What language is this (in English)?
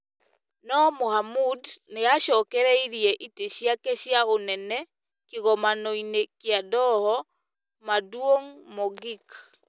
Kikuyu